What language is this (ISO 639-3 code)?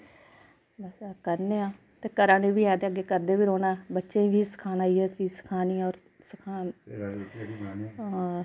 doi